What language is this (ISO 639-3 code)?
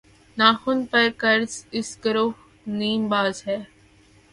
urd